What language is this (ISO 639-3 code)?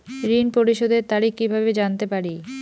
ben